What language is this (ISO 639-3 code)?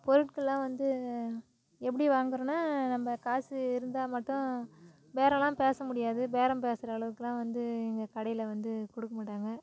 tam